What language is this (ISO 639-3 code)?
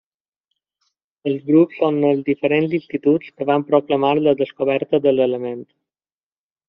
cat